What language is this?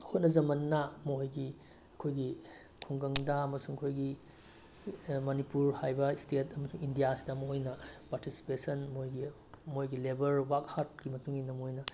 Manipuri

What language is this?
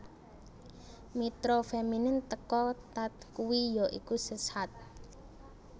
Javanese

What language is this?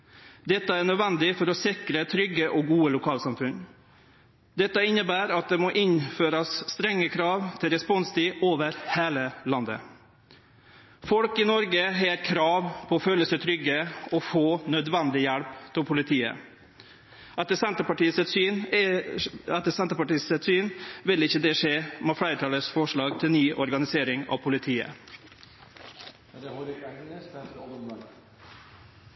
Norwegian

